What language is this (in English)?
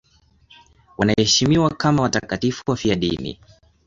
Swahili